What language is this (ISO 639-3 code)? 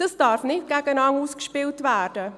gsw